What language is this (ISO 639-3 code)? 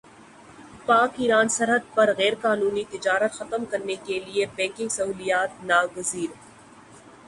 urd